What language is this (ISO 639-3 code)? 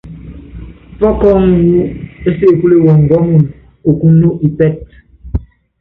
yav